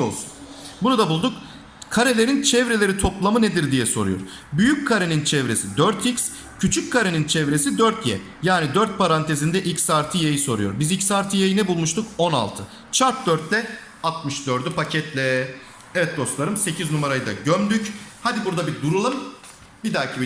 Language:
Turkish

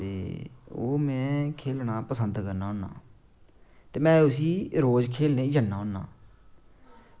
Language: Dogri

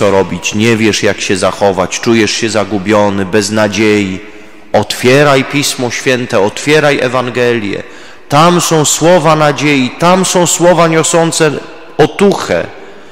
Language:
Polish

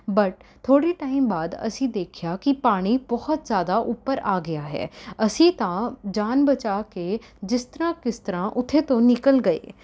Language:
Punjabi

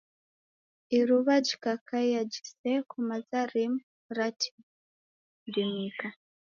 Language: Taita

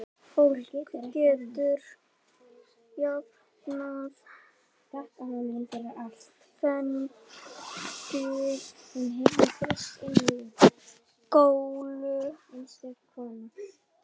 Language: Icelandic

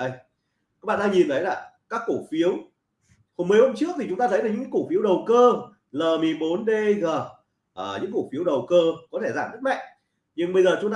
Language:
Vietnamese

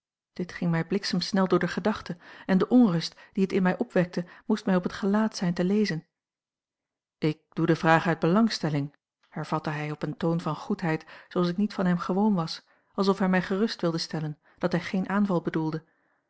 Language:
Dutch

